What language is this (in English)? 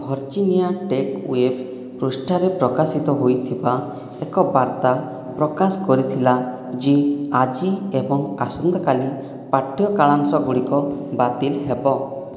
Odia